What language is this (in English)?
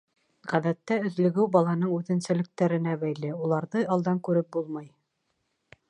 Bashkir